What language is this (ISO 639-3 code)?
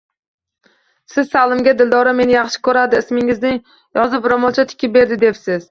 uzb